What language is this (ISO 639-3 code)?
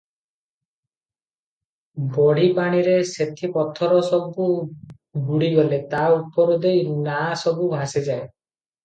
ori